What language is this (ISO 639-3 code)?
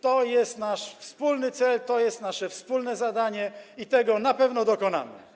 pol